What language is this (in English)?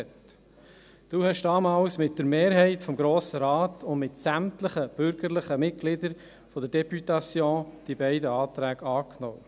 Swiss German